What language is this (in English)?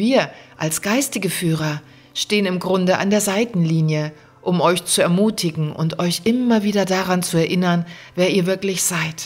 German